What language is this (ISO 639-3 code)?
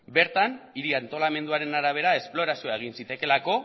eus